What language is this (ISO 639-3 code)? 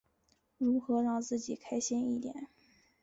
zho